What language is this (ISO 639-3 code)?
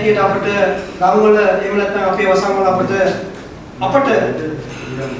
ind